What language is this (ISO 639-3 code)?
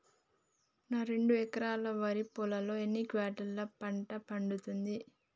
tel